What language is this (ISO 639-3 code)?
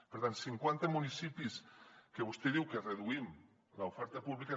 cat